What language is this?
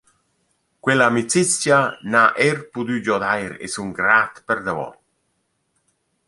Romansh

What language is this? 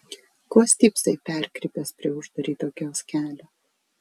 Lithuanian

